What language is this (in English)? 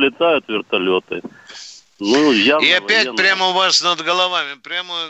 Russian